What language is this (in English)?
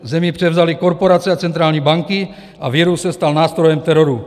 Czech